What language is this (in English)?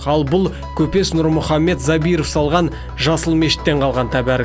Kazakh